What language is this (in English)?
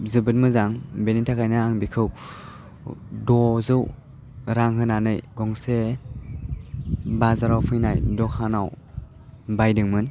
Bodo